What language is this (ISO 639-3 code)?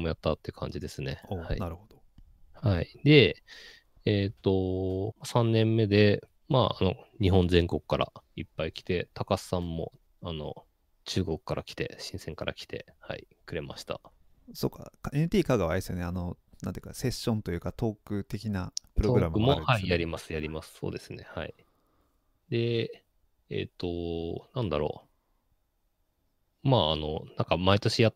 jpn